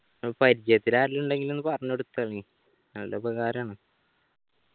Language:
Malayalam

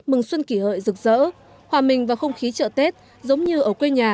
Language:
Vietnamese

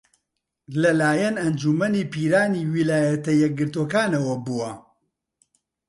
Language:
Central Kurdish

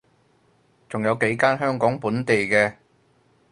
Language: Cantonese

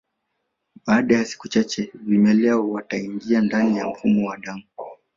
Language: Swahili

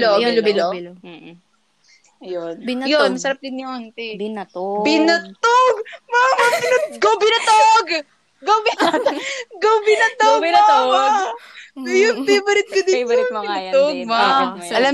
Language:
Filipino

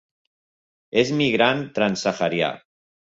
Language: Catalan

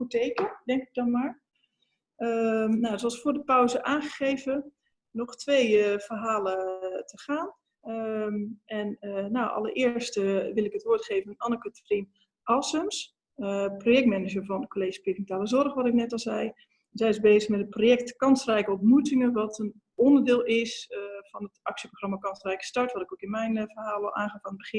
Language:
Dutch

